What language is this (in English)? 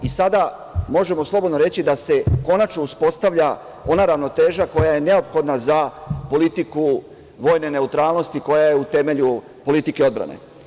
Serbian